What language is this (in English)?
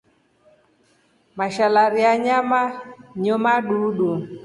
Rombo